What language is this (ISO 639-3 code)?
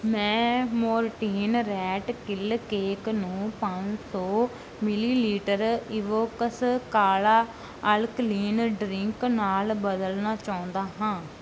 pan